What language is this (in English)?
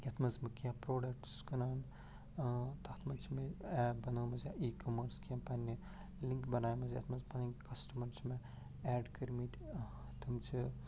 Kashmiri